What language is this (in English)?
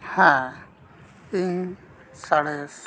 Santali